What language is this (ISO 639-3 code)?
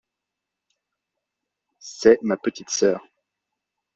fra